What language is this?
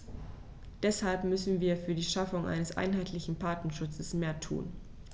German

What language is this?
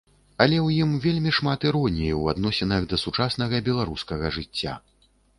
Belarusian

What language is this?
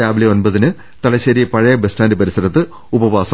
Malayalam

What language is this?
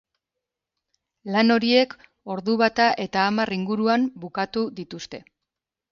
Basque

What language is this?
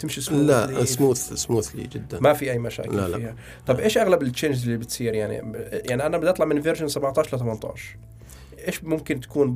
Arabic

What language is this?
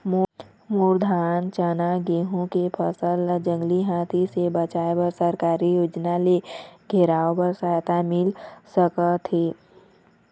Chhattisgarhi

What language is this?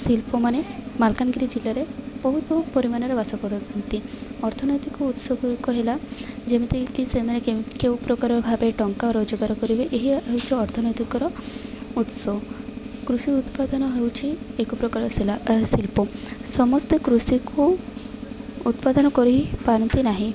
Odia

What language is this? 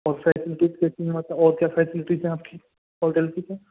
Urdu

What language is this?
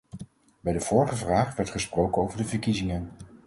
Dutch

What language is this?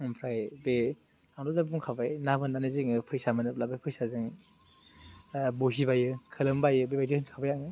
Bodo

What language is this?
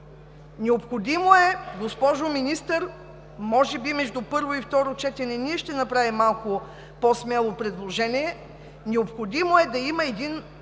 Bulgarian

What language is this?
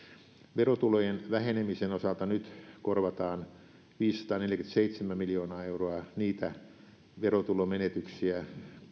Finnish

